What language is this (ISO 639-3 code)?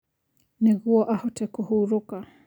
kik